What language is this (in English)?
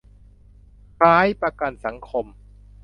Thai